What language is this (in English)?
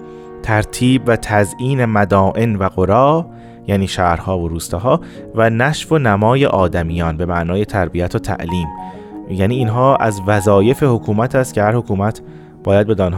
Persian